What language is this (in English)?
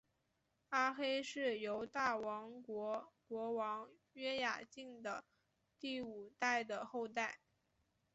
Chinese